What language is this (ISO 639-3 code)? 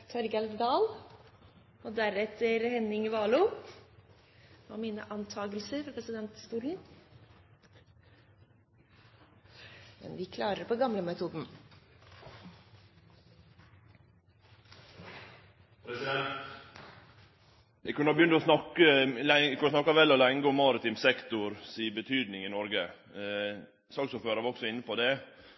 nor